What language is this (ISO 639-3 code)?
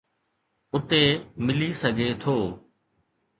snd